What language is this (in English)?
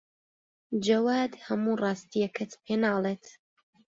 Central Kurdish